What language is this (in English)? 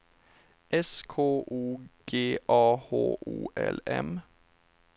Swedish